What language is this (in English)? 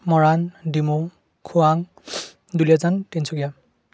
Assamese